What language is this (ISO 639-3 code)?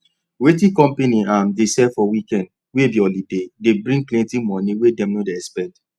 pcm